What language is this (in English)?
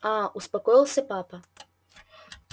Russian